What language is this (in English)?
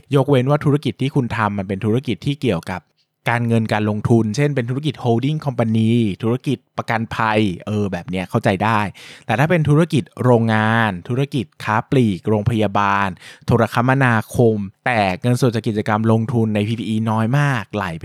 Thai